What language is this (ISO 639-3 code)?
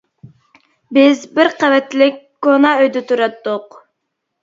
uig